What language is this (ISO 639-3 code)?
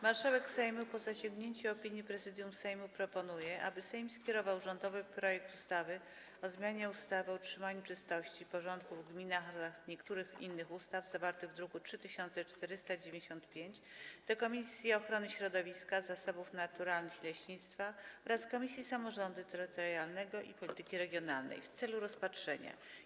pol